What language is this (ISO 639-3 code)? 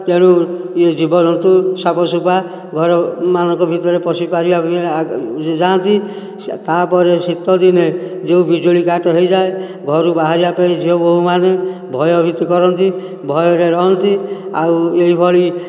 ori